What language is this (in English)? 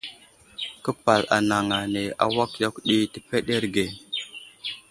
Wuzlam